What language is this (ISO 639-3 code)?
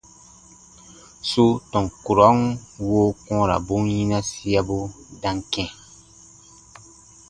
bba